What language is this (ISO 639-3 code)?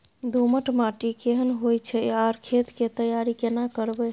mai